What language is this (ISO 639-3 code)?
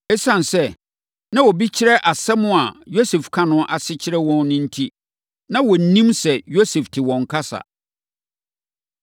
aka